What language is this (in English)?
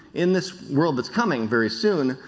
English